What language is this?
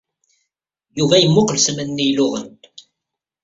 Kabyle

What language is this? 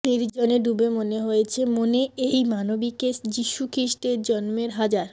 Bangla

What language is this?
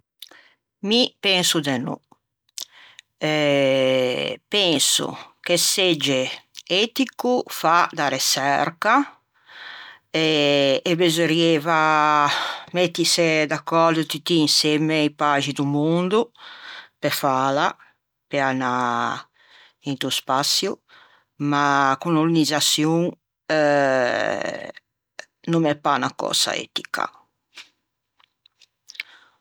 Ligurian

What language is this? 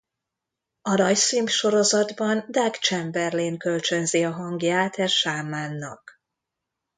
Hungarian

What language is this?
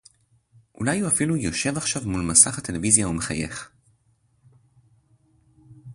Hebrew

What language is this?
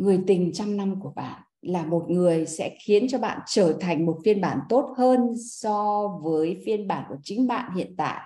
Vietnamese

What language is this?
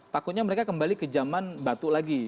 Indonesian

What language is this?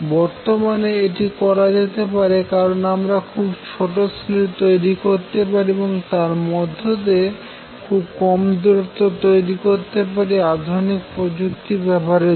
Bangla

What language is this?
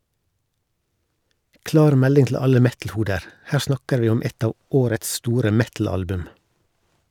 Norwegian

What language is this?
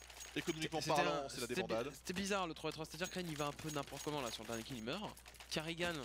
French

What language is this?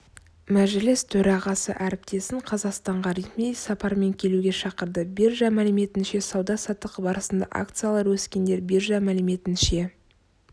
Kazakh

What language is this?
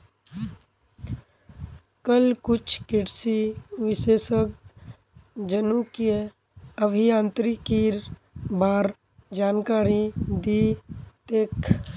Magahi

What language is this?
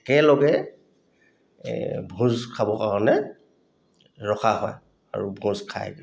Assamese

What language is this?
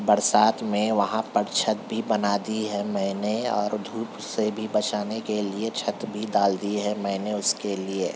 Urdu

